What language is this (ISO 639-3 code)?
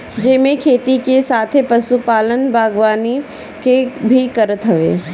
bho